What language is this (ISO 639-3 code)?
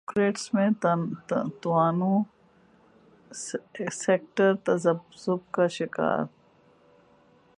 urd